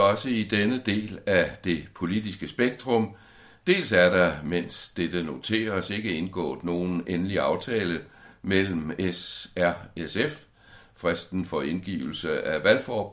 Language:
Danish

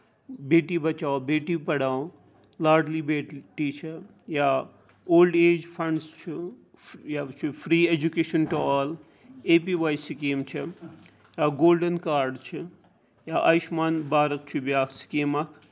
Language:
Kashmiri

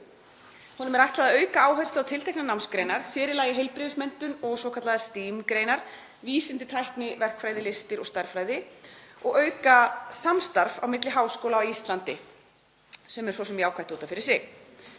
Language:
Icelandic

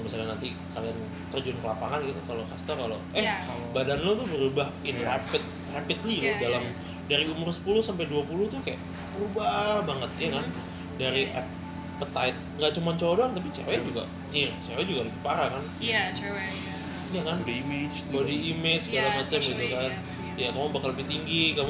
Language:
Indonesian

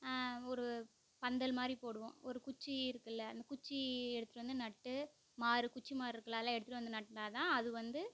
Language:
Tamil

